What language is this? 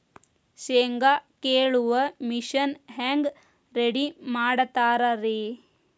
Kannada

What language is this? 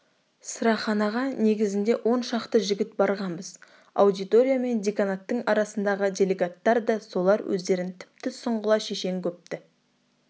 Kazakh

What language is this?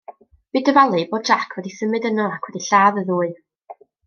Welsh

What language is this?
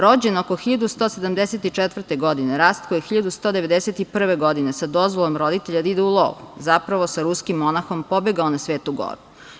Serbian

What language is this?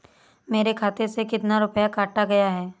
Hindi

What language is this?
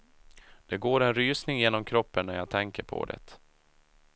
Swedish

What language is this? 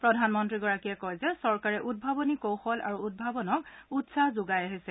Assamese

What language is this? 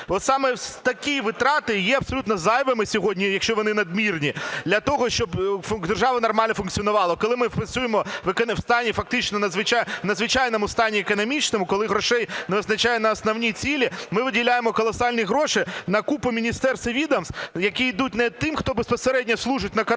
Ukrainian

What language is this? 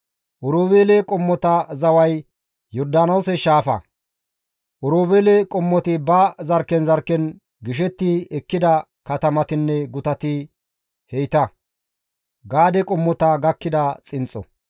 Gamo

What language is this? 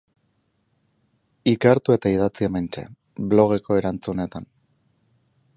Basque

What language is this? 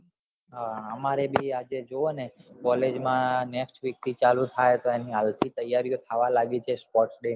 Gujarati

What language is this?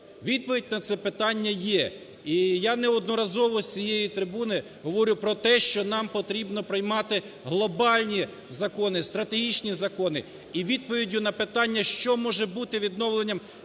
Ukrainian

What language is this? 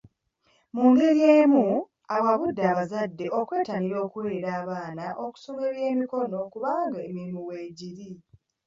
Ganda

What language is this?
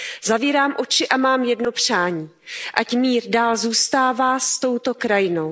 Czech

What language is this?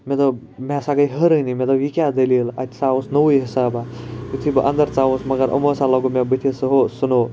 Kashmiri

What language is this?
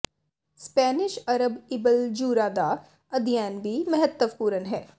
Punjabi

